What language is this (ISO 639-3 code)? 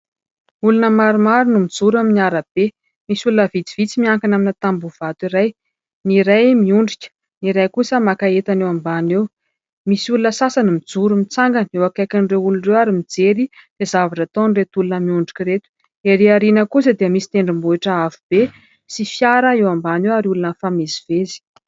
mlg